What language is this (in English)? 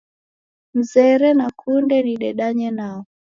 Taita